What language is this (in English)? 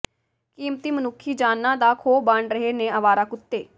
Punjabi